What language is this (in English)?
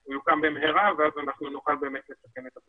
Hebrew